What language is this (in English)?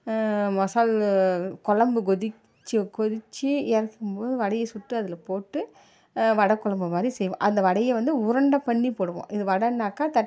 Tamil